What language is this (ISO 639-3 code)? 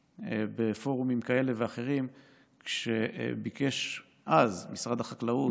heb